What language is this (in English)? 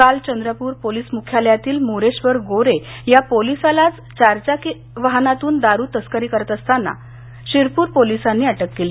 Marathi